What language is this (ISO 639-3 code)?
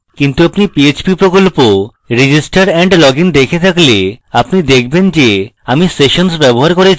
ben